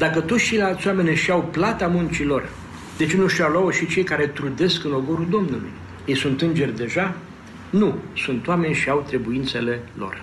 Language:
Romanian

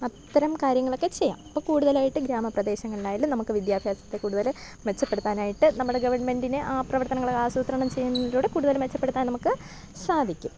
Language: Malayalam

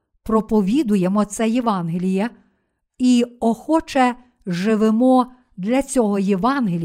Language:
Ukrainian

